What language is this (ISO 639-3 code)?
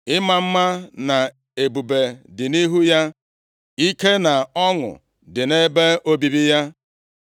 ibo